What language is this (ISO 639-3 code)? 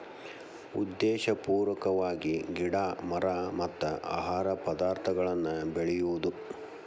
kan